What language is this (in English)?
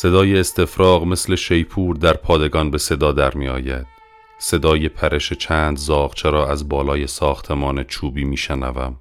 Persian